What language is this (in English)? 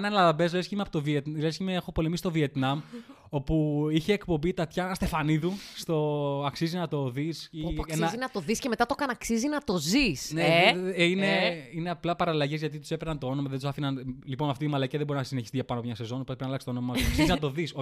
Greek